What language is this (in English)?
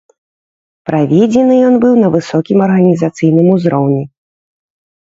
Belarusian